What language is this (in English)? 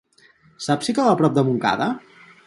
Catalan